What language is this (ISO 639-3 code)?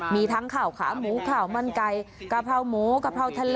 tha